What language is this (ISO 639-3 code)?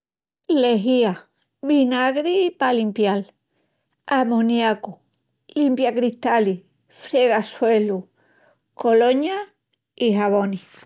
ext